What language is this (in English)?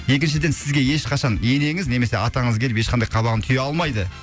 Kazakh